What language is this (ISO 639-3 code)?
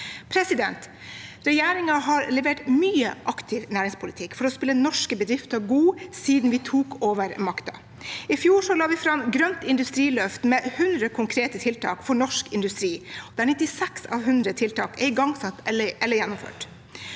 nor